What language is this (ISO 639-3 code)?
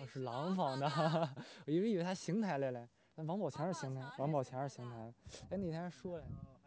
zho